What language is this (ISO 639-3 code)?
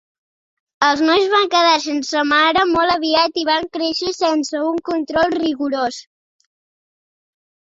cat